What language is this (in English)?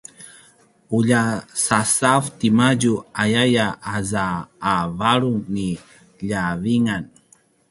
Paiwan